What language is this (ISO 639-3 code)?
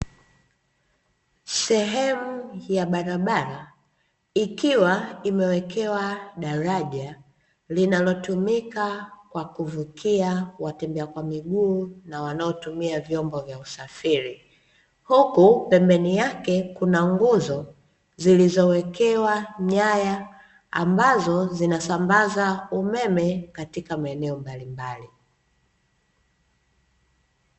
swa